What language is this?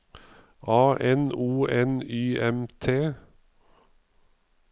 Norwegian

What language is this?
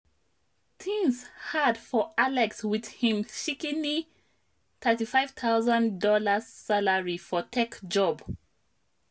Nigerian Pidgin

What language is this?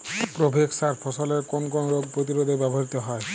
Bangla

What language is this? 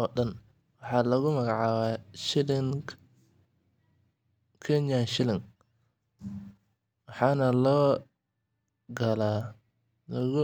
Somali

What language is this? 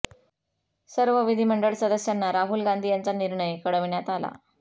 Marathi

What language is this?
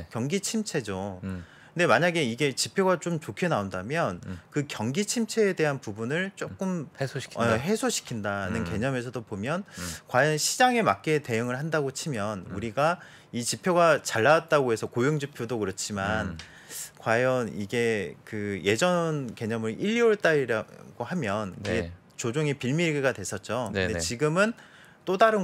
Korean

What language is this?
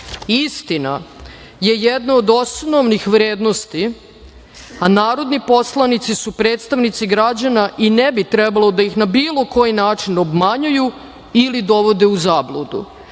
Serbian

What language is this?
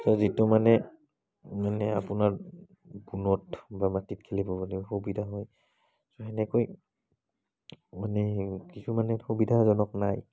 Assamese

